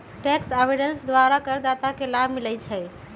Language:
Magahi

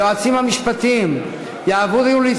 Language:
Hebrew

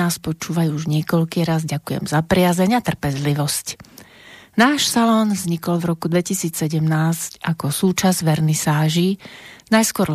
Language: Slovak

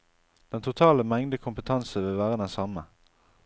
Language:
Norwegian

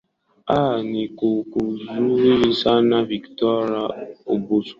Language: Swahili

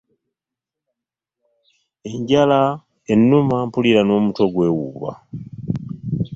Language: Ganda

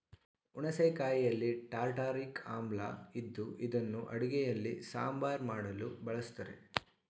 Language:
Kannada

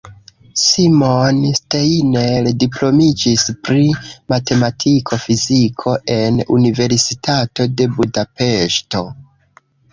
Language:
Esperanto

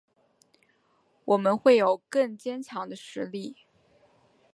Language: Chinese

